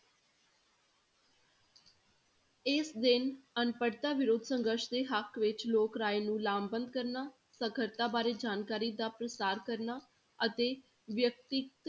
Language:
Punjabi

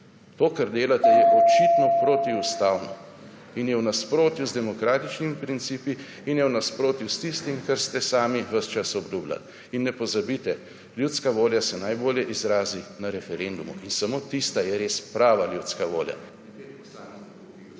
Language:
Slovenian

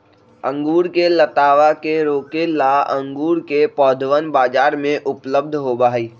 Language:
Magahi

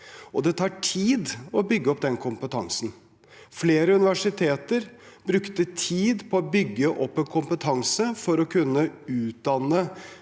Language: Norwegian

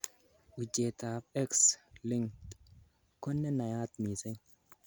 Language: Kalenjin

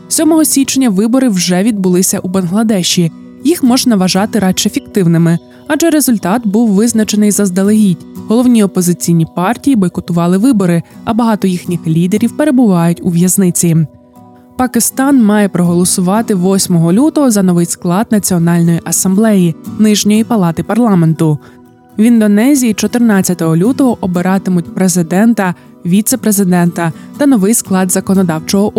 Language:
Ukrainian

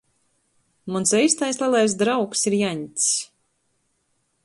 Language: Latgalian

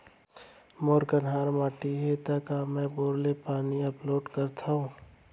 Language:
Chhattisgarhi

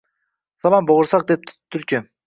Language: Uzbek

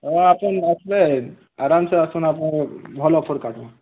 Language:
Odia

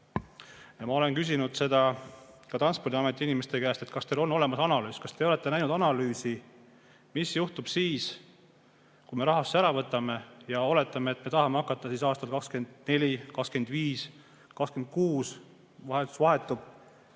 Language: Estonian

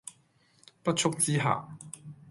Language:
Cantonese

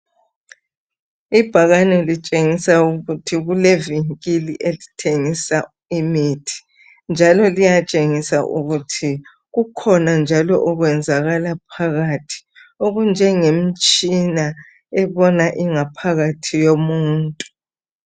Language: North Ndebele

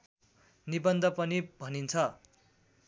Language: Nepali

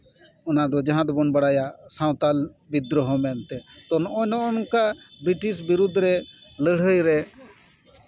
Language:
Santali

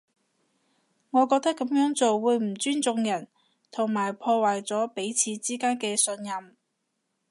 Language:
Cantonese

